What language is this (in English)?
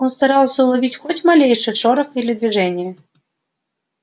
Russian